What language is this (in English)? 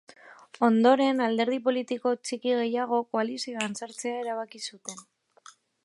Basque